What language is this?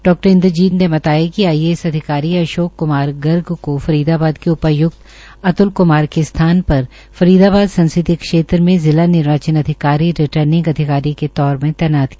Hindi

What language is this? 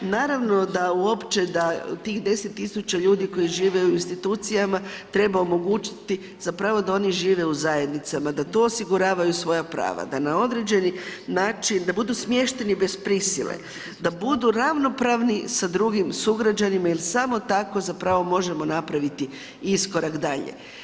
Croatian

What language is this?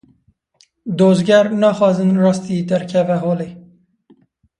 Kurdish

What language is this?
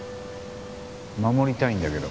Japanese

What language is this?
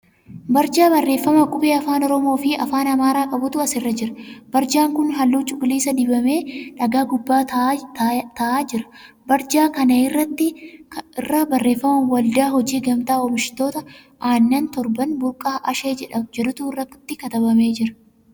Oromo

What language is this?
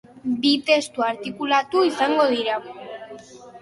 Basque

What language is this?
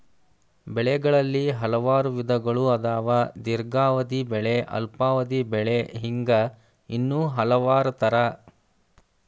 Kannada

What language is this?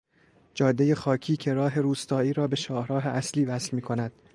Persian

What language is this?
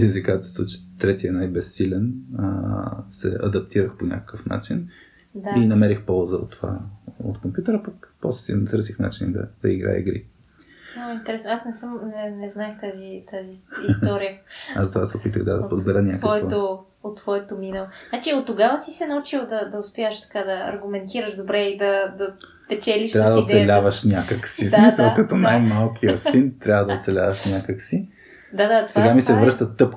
Bulgarian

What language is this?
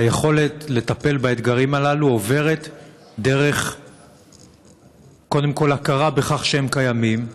Hebrew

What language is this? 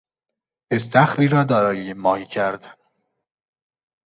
Persian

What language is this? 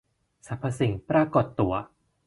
Thai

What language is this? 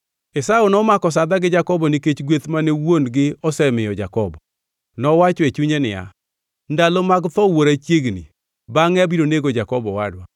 Luo (Kenya and Tanzania)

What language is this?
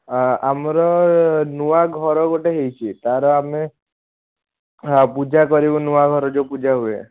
Odia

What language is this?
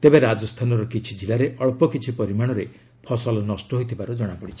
Odia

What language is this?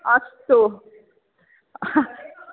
Sanskrit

